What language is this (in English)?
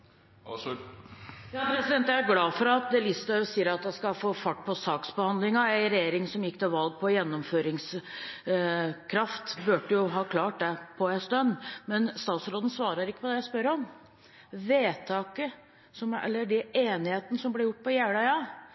Norwegian Bokmål